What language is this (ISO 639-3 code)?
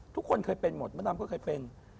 tha